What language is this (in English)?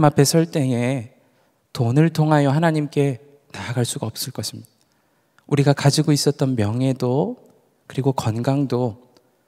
Korean